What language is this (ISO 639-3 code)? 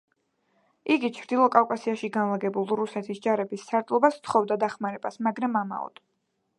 kat